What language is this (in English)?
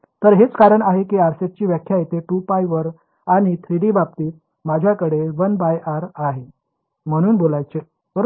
Marathi